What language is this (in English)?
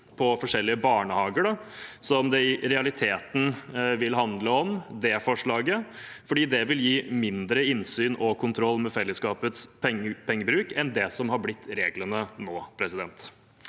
Norwegian